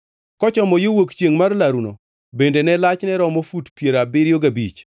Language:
Luo (Kenya and Tanzania)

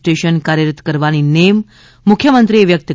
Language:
Gujarati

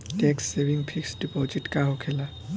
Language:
Bhojpuri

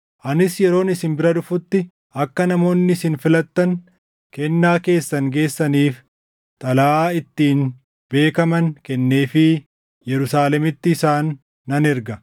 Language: Oromo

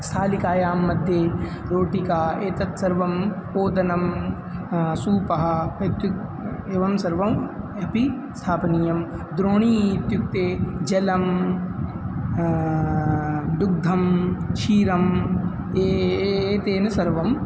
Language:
Sanskrit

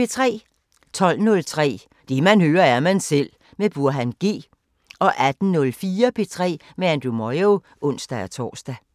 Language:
Danish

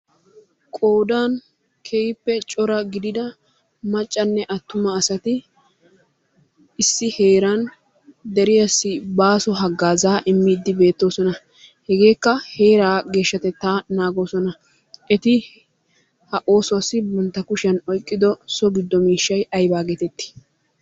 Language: Wolaytta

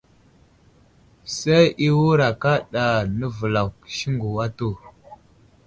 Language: Wuzlam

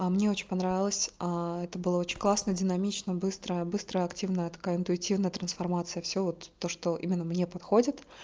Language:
Russian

